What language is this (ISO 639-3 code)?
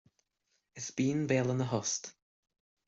gle